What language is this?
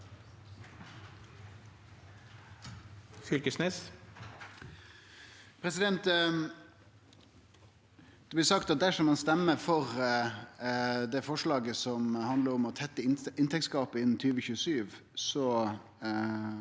Norwegian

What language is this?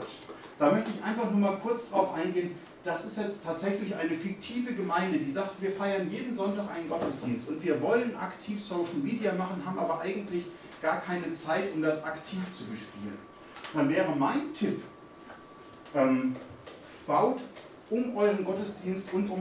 German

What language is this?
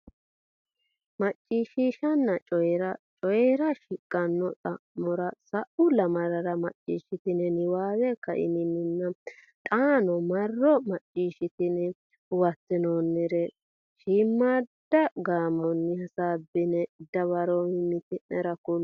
Sidamo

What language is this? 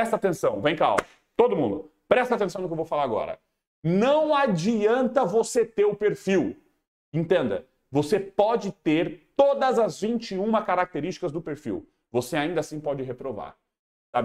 Portuguese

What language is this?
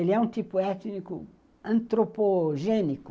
Portuguese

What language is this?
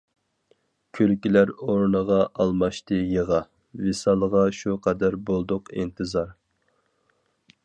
Uyghur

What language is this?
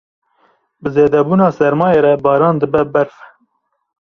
Kurdish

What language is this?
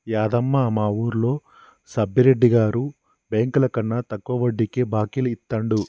Telugu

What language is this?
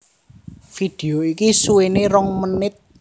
Javanese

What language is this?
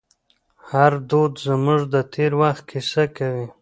Pashto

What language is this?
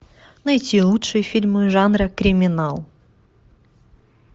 Russian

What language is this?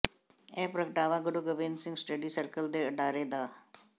Punjabi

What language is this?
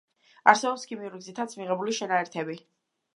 Georgian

